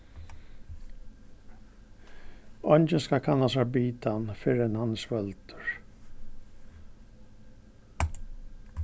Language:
Faroese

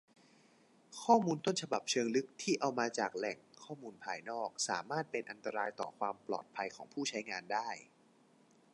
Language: Thai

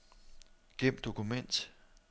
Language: Danish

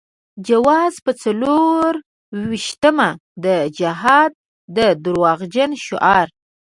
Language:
Pashto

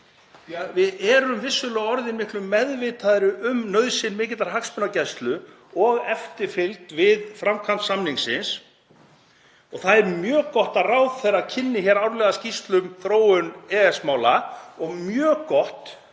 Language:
Icelandic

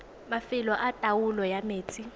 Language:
Tswana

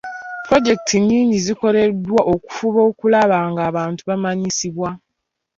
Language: Ganda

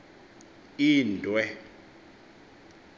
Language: Xhosa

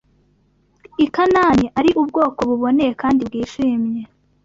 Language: Kinyarwanda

